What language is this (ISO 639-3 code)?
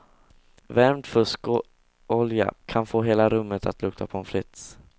swe